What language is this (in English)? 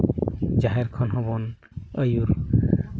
Santali